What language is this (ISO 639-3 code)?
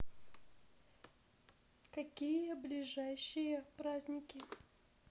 rus